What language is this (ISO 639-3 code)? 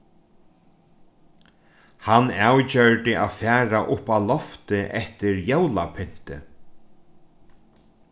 fao